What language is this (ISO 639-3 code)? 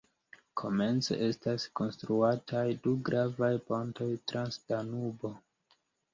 epo